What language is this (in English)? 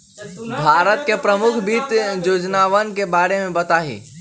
Magahi